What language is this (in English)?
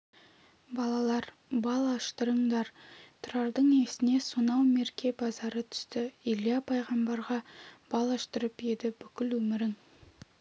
Kazakh